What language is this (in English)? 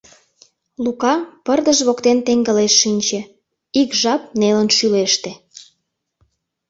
Mari